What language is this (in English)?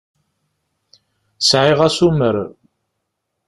Kabyle